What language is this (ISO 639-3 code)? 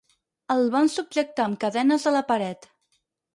cat